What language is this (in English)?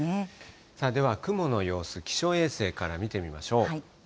Japanese